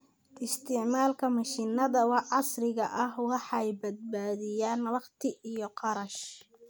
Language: Somali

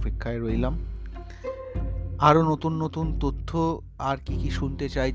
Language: Bangla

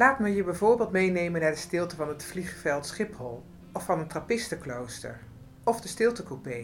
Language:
Dutch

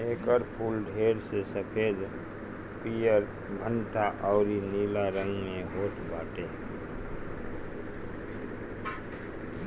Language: Bhojpuri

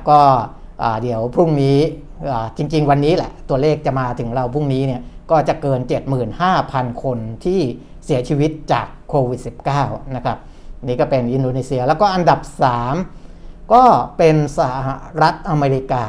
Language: Thai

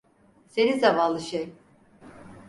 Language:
Turkish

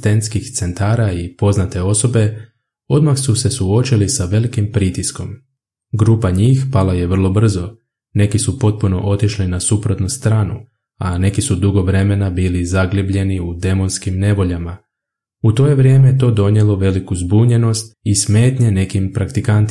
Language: Croatian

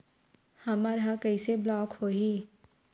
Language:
Chhattisgarhi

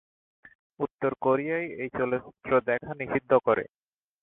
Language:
Bangla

